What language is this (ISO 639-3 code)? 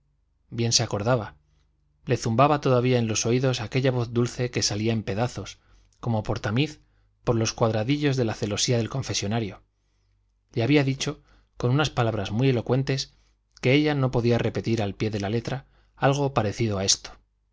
spa